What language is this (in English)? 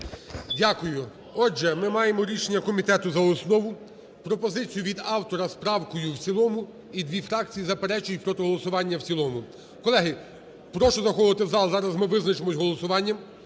Ukrainian